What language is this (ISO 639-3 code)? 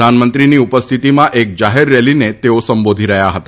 guj